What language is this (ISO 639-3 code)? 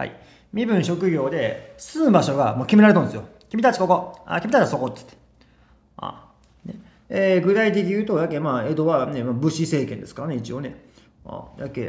jpn